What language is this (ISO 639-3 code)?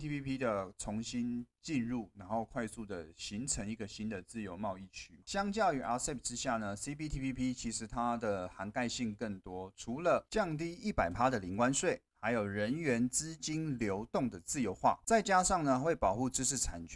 zho